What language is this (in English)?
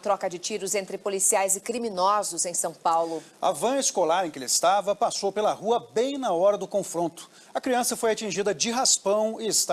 Portuguese